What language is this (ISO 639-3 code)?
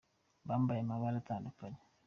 kin